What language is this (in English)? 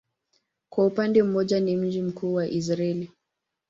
Swahili